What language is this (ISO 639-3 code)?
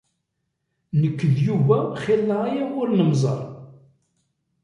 kab